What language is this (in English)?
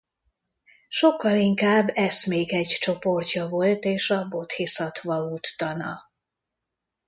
Hungarian